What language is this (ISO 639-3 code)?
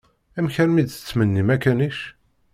kab